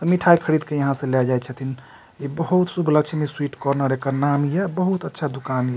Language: Maithili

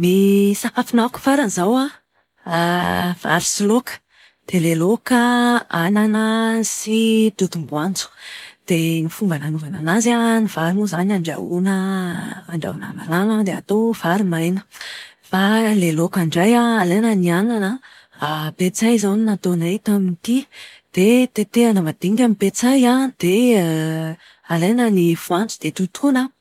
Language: Malagasy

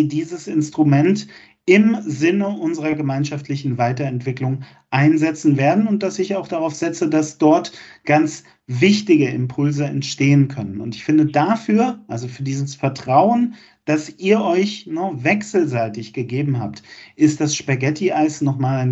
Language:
German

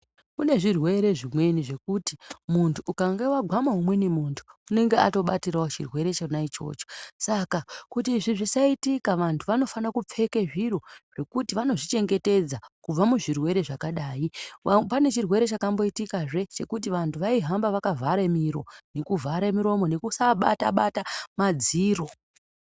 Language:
Ndau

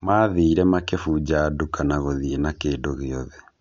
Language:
Kikuyu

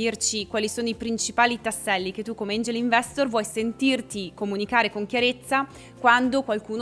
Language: Italian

